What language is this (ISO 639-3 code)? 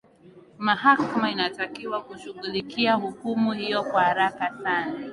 swa